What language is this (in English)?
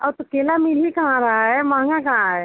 Hindi